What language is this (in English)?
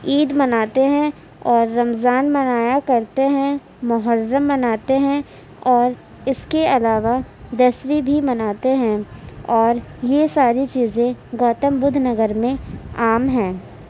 Urdu